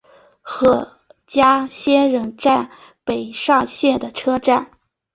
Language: Chinese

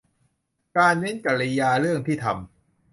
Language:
Thai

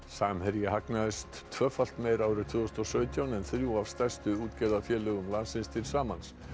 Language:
Icelandic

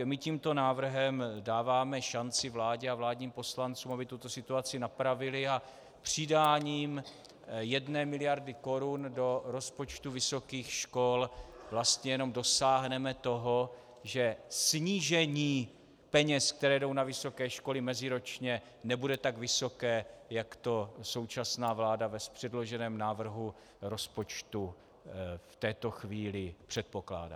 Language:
Czech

